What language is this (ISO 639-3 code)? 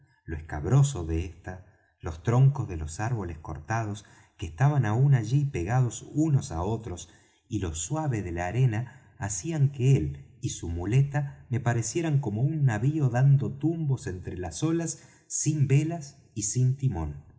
spa